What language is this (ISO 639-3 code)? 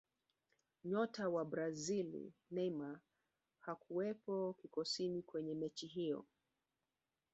swa